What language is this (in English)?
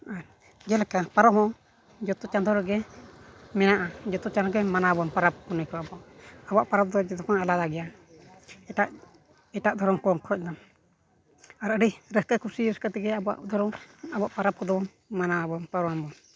Santali